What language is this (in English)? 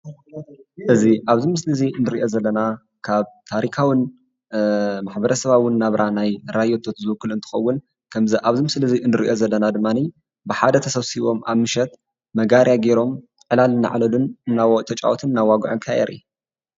Tigrinya